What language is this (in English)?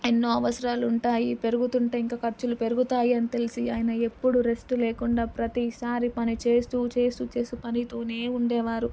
Telugu